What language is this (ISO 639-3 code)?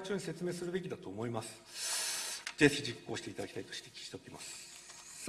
jpn